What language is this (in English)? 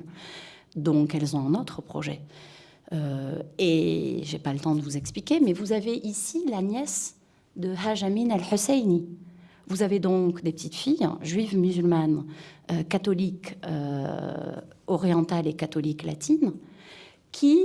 French